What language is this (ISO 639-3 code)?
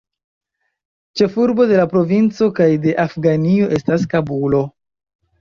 epo